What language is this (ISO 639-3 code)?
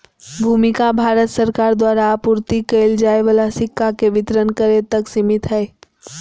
mag